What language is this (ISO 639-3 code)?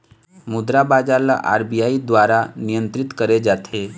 hne